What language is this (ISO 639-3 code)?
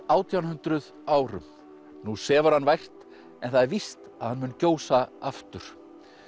isl